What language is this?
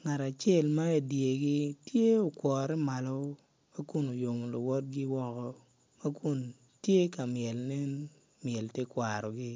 Acoli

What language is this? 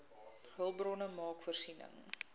Afrikaans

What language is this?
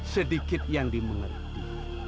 Indonesian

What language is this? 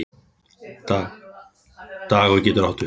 Icelandic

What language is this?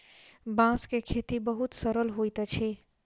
Maithili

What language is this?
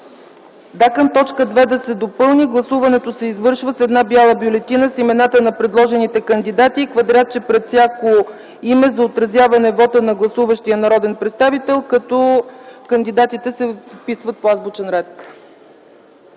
Bulgarian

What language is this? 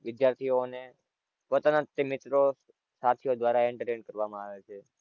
Gujarati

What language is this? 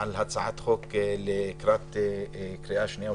Hebrew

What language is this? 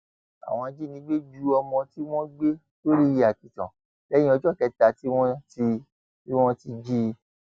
Yoruba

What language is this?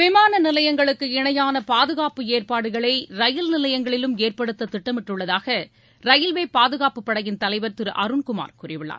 Tamil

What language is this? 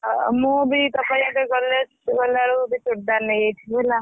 Odia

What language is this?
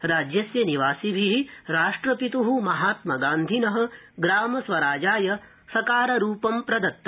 Sanskrit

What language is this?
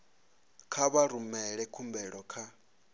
Venda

